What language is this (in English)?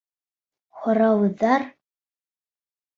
Bashkir